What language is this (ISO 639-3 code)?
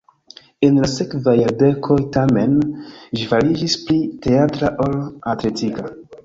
epo